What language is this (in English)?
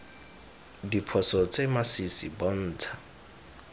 Tswana